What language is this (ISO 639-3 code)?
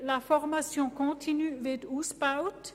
gsw